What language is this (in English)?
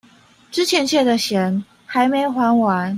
Chinese